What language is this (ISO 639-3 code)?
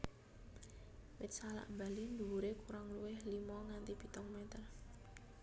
jav